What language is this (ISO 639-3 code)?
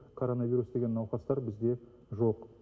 kaz